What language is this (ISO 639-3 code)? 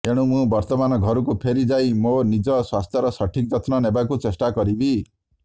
ori